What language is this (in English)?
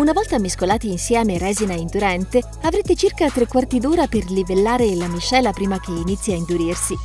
Italian